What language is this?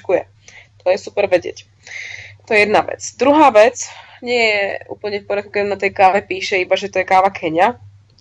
Slovak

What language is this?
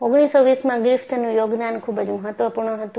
Gujarati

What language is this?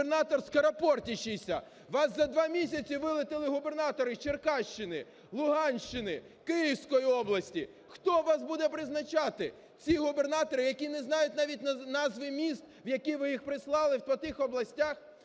Ukrainian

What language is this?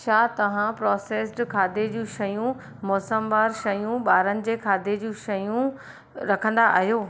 Sindhi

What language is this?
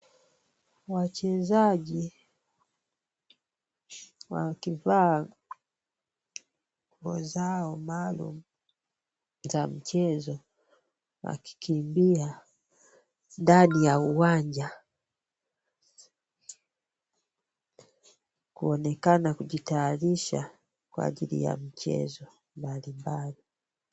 Swahili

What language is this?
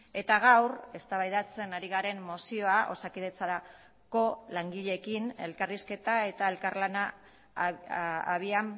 Basque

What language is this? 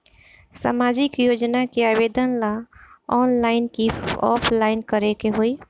Bhojpuri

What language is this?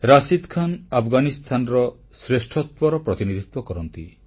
Odia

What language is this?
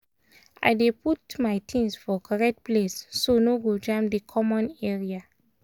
Nigerian Pidgin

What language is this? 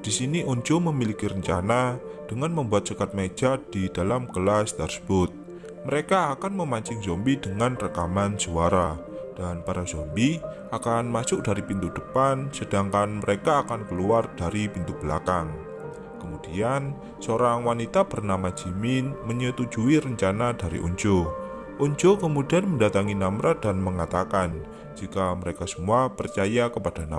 Indonesian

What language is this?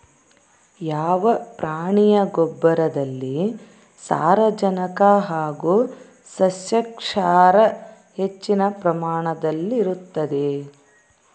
Kannada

